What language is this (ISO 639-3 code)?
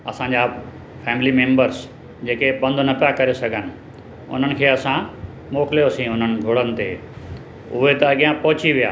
snd